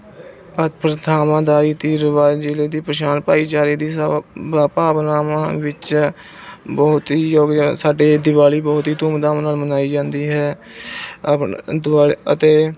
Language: Punjabi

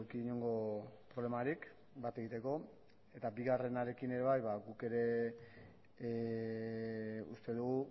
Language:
Basque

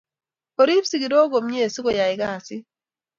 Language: Kalenjin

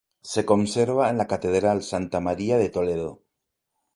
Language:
Spanish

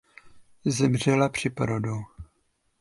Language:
Czech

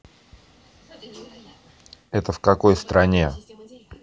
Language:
Russian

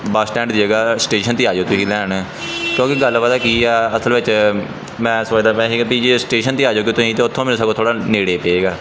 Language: Punjabi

